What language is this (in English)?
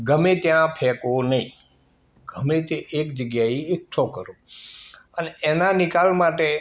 Gujarati